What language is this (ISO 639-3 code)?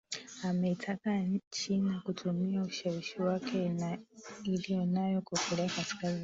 swa